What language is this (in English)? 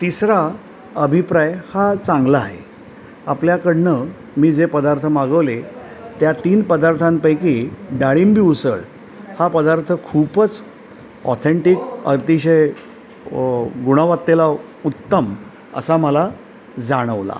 Marathi